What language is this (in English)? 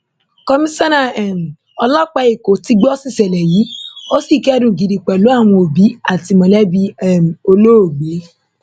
Yoruba